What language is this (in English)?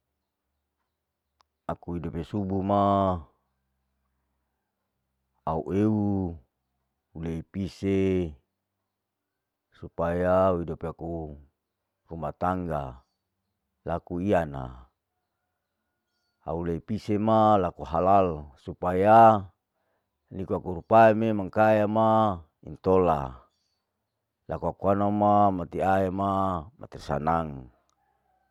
Larike-Wakasihu